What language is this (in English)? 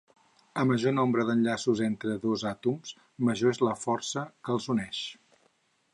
Catalan